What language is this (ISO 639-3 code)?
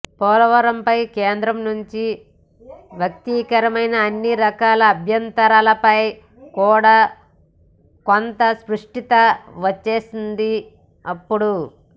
tel